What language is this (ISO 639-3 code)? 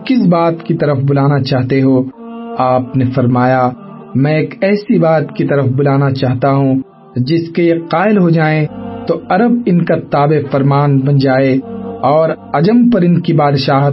urd